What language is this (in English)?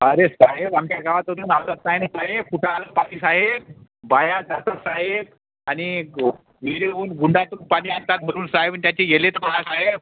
Marathi